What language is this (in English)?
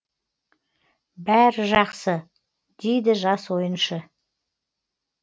Kazakh